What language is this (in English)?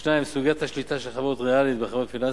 Hebrew